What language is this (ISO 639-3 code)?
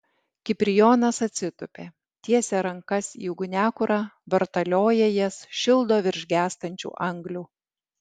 lit